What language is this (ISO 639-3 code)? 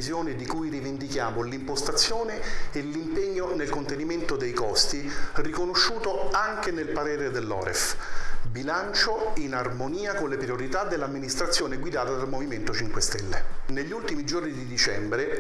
ita